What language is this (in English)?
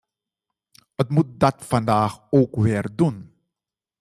Dutch